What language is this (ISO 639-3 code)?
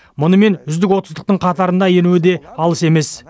kaz